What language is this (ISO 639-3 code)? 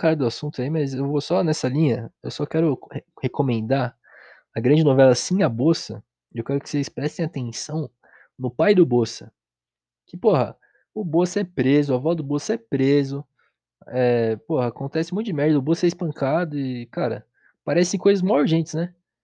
por